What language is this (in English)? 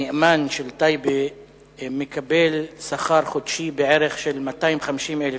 Hebrew